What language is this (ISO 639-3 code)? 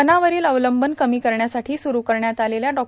mar